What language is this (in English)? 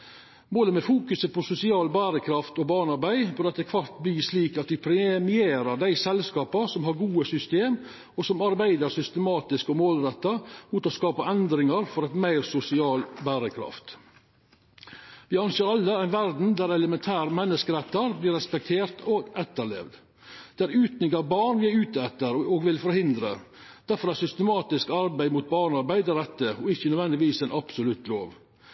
Norwegian Nynorsk